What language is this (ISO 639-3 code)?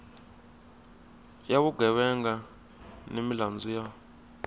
tso